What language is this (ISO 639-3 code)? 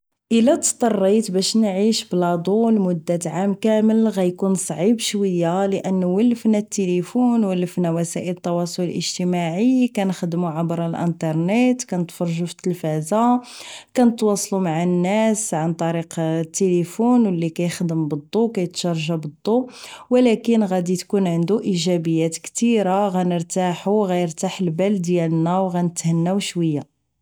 ary